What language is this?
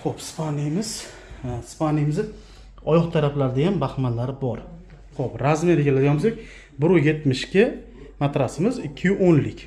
Uzbek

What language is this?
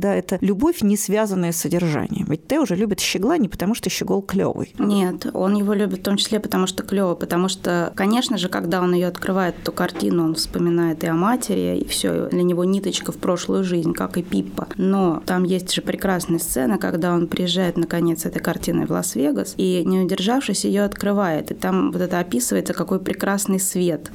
Russian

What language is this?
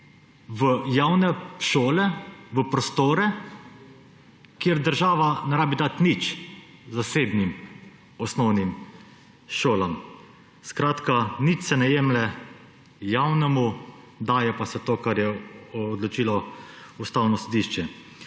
Slovenian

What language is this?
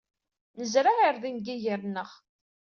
Kabyle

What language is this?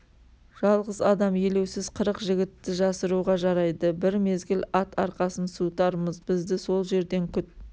Kazakh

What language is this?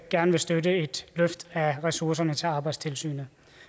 Danish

